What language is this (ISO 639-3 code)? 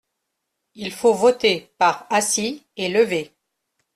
fra